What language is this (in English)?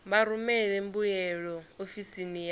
Venda